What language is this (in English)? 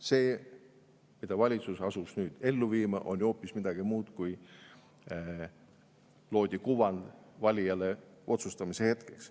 Estonian